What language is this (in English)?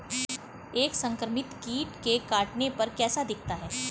Hindi